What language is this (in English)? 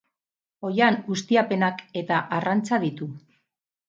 Basque